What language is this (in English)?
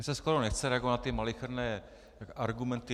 Czech